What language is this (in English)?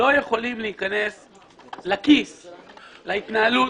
Hebrew